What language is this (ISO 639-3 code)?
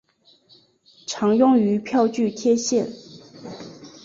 zho